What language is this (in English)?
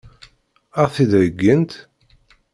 Kabyle